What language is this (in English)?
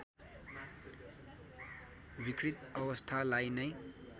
Nepali